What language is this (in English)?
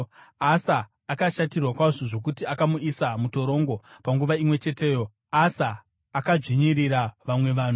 Shona